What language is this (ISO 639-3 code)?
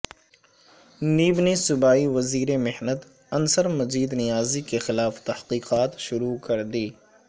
urd